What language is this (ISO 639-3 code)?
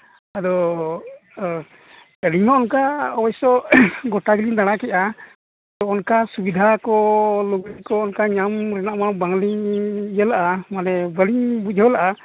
sat